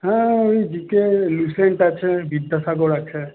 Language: Bangla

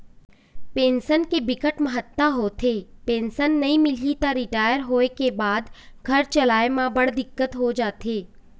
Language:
Chhattisgarhi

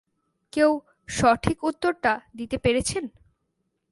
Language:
Bangla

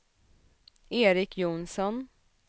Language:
Swedish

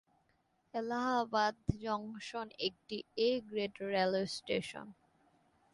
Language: Bangla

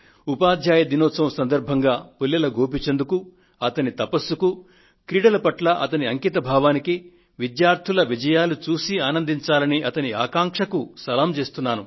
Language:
Telugu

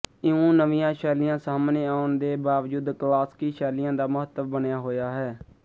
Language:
Punjabi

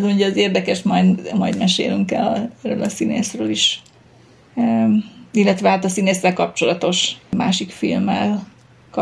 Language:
Hungarian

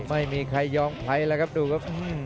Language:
Thai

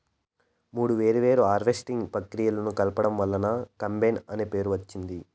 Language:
Telugu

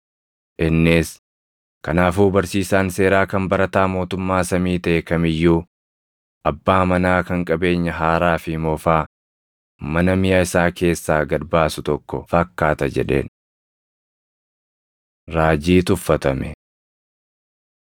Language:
Oromo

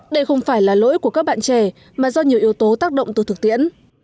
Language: Vietnamese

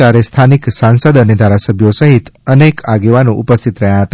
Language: Gujarati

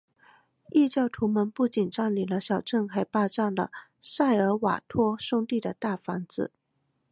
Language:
Chinese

